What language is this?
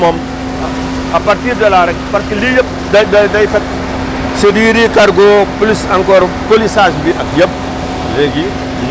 Wolof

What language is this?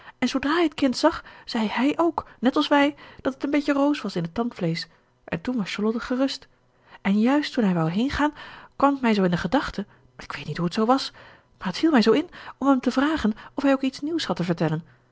Dutch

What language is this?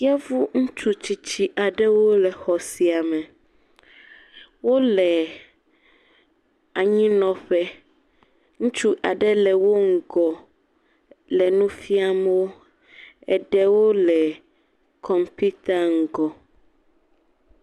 Ewe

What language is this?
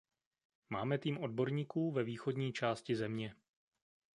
Czech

